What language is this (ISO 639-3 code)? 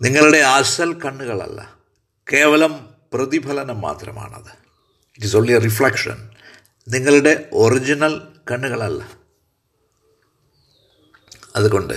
mal